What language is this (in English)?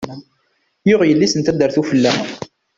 Kabyle